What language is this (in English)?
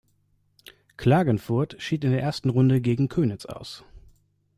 German